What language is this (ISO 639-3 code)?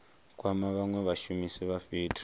ven